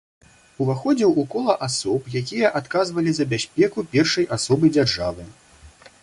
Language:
Belarusian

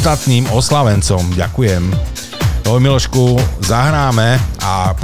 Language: Slovak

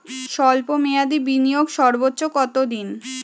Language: Bangla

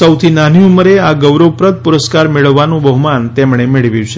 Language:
Gujarati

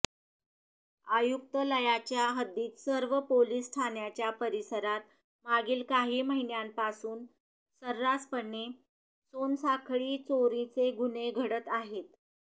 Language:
Marathi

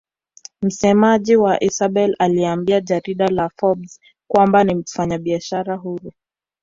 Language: Swahili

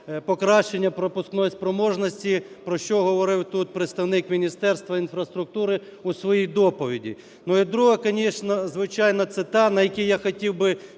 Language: Ukrainian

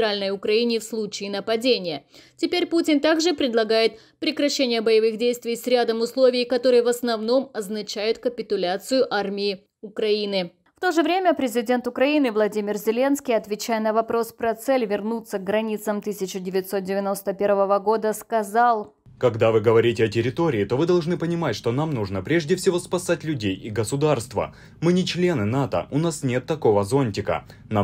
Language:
Russian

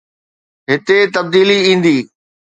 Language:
Sindhi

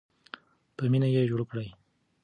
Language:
Pashto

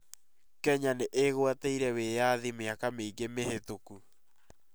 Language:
Kikuyu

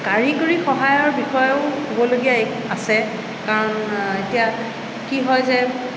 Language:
Assamese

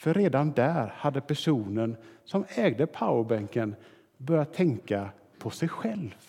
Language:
Swedish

